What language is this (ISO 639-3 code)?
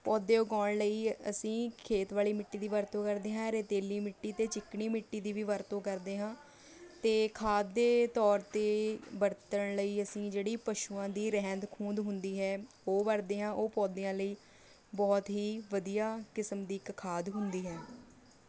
pan